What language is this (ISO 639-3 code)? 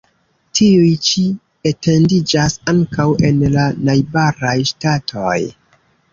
epo